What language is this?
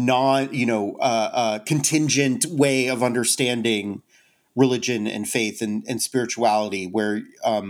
English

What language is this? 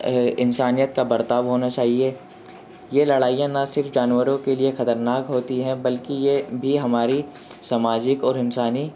Urdu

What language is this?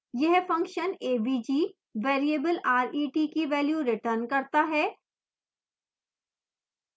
Hindi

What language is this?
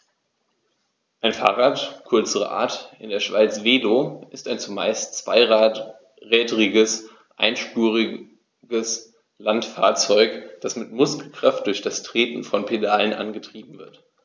German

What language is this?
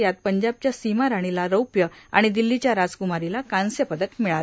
Marathi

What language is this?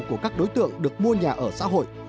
Vietnamese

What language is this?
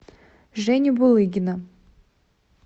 Russian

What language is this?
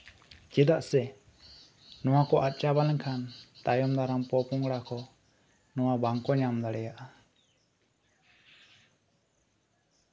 Santali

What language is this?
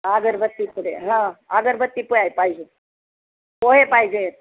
Marathi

